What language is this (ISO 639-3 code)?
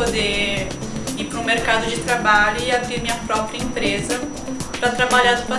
por